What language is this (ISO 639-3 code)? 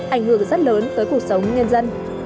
vie